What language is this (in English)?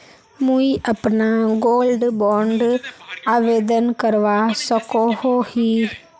Magahi